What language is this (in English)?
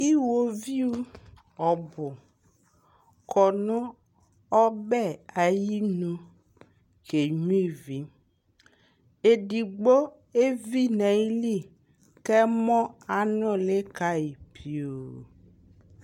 Ikposo